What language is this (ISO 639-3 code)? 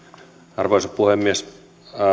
fin